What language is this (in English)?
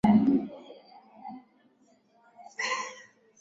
Swahili